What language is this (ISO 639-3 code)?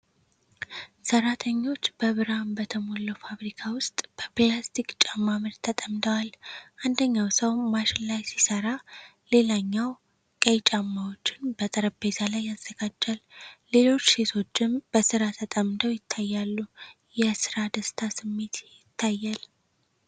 amh